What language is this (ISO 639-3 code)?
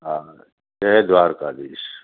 snd